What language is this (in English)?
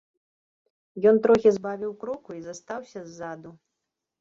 Belarusian